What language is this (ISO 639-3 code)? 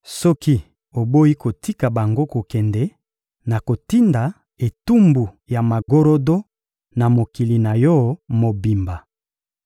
lin